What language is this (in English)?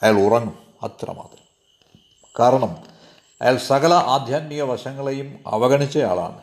Malayalam